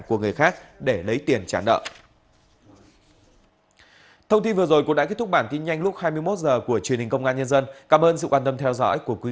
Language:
Vietnamese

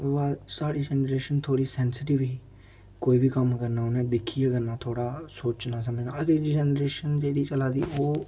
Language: Dogri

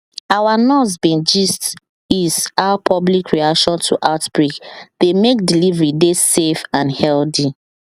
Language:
Nigerian Pidgin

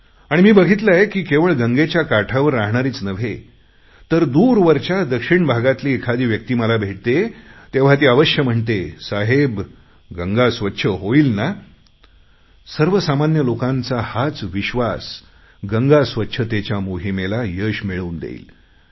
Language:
Marathi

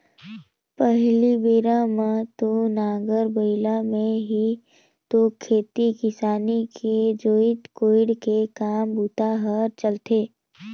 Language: Chhattisgarhi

